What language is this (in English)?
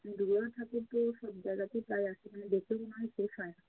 Bangla